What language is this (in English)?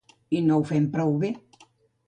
Catalan